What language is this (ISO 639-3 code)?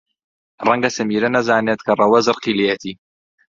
ckb